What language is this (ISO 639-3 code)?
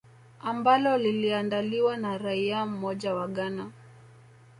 swa